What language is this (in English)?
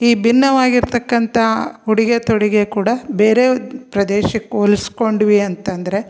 Kannada